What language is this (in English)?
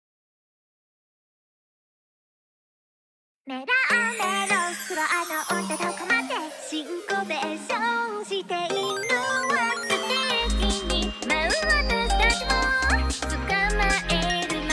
Japanese